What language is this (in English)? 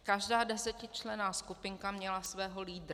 Czech